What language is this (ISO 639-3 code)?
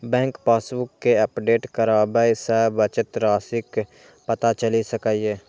mai